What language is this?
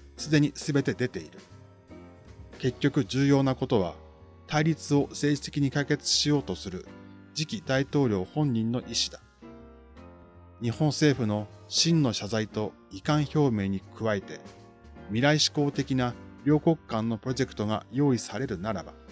Japanese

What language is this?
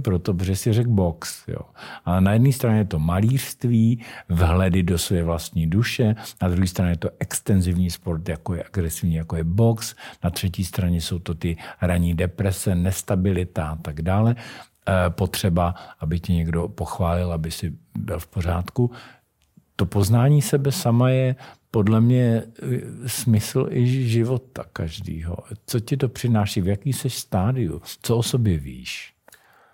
Czech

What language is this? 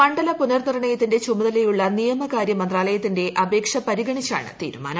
Malayalam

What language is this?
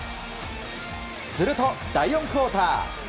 Japanese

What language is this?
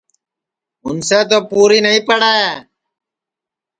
Sansi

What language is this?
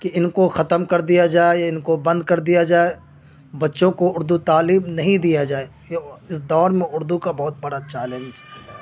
Urdu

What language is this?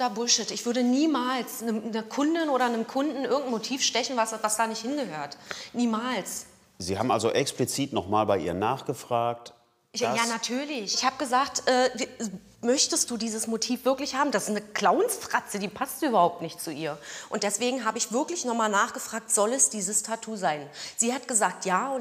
German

